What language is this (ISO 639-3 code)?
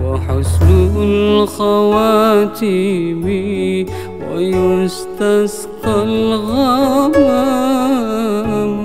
ara